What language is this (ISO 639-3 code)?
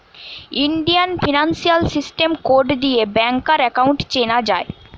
ben